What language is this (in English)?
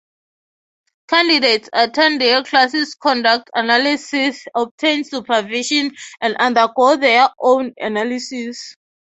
English